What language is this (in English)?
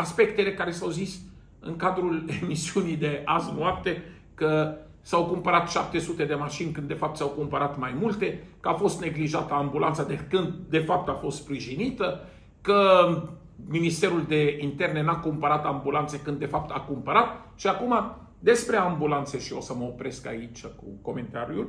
Romanian